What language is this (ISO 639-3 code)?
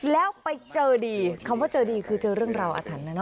tha